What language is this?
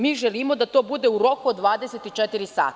Serbian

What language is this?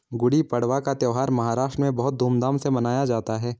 Hindi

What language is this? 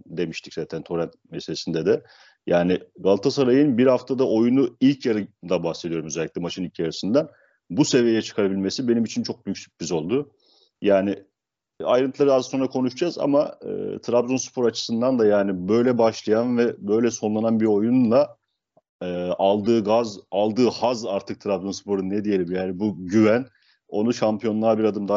Turkish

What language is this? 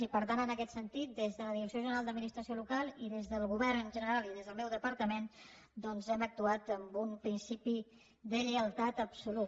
Catalan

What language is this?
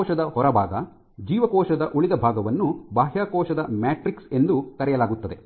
Kannada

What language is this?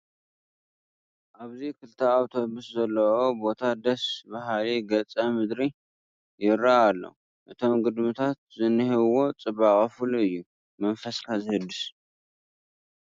Tigrinya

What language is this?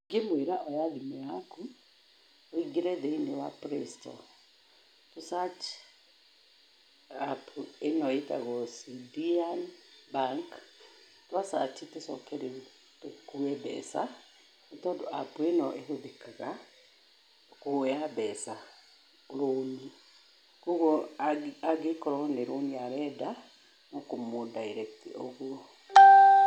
Kikuyu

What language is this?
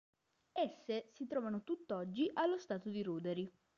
Italian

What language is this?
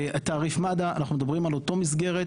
Hebrew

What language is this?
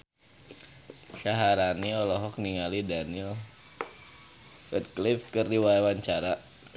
Sundanese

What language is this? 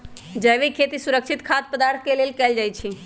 Magahi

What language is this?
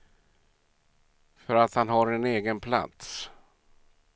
Swedish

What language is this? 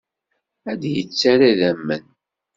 Kabyle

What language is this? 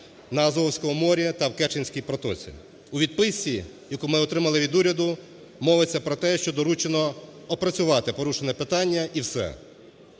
Ukrainian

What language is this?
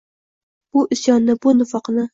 Uzbek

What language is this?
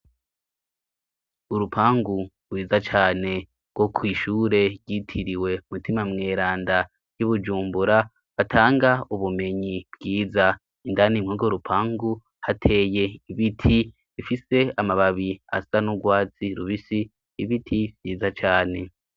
Rundi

